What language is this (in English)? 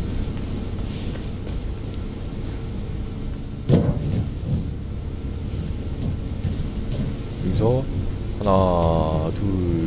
Korean